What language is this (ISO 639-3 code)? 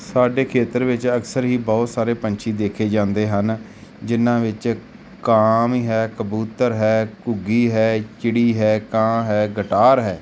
pan